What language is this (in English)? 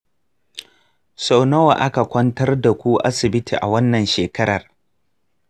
Hausa